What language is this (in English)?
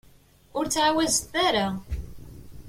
Kabyle